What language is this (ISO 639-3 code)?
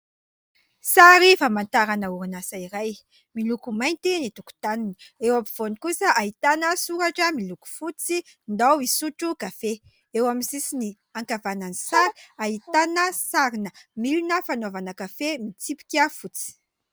mlg